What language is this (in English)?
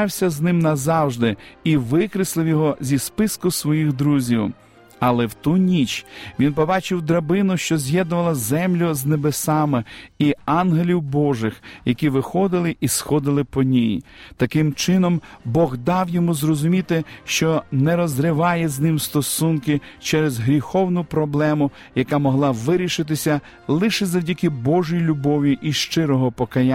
Ukrainian